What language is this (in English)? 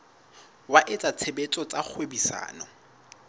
Southern Sotho